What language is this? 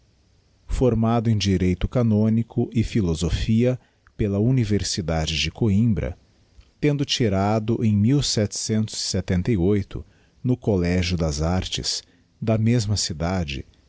Portuguese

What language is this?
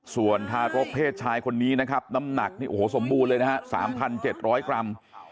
Thai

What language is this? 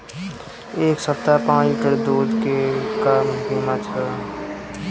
Bhojpuri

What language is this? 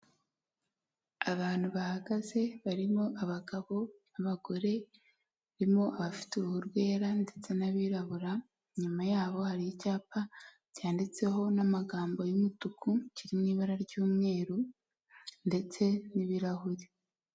Kinyarwanda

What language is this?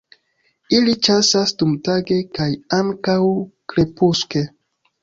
Esperanto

